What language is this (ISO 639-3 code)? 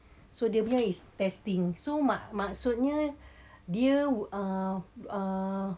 eng